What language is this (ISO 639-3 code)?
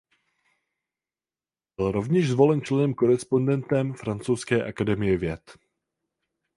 ces